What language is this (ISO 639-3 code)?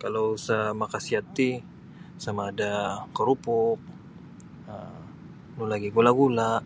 bsy